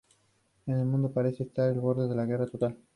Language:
Spanish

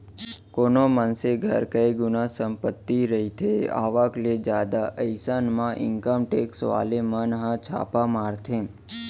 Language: Chhattisgarhi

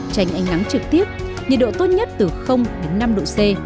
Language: Vietnamese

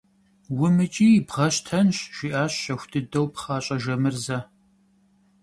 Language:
Kabardian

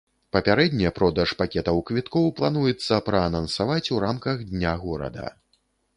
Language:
Belarusian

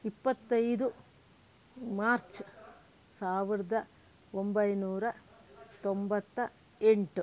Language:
Kannada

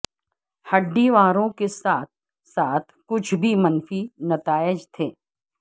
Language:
Urdu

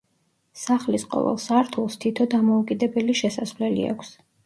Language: Georgian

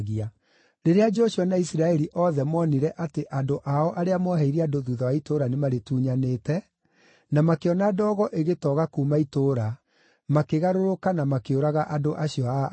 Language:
Kikuyu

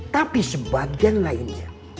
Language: Indonesian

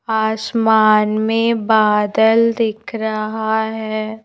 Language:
Hindi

